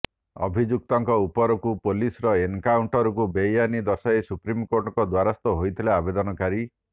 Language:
Odia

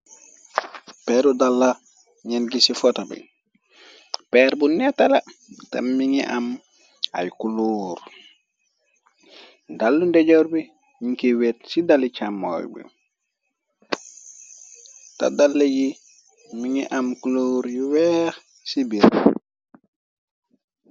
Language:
Wolof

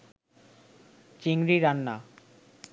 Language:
Bangla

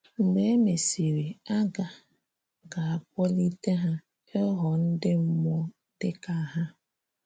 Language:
Igbo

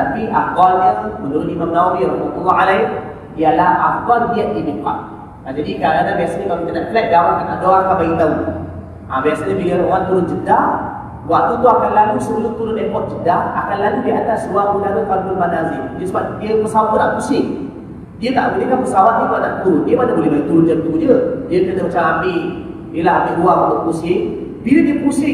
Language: Malay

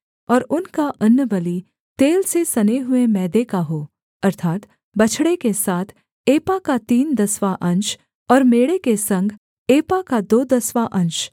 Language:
Hindi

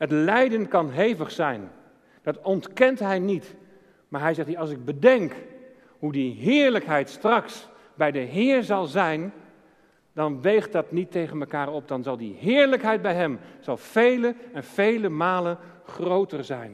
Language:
Dutch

